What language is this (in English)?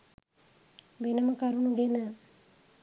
Sinhala